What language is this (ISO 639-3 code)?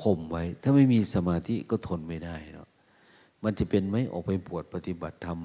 tha